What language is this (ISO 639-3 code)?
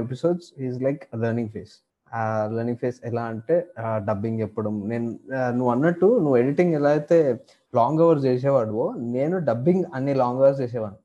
tel